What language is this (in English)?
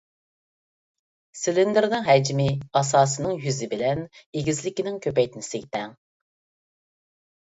Uyghur